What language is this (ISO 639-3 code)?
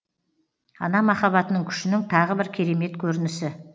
kaz